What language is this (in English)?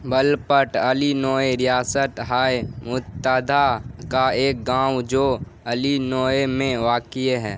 Urdu